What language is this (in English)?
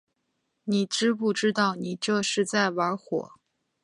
Chinese